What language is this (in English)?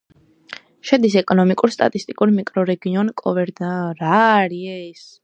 Georgian